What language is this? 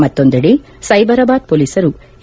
Kannada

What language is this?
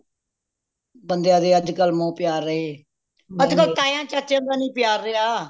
Punjabi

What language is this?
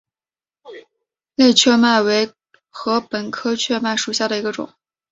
Chinese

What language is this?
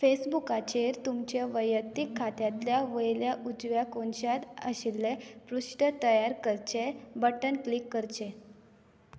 Konkani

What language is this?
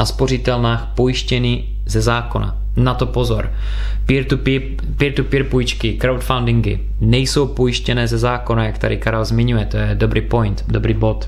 Czech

